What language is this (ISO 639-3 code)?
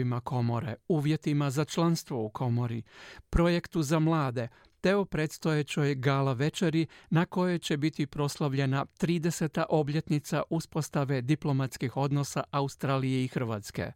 hrv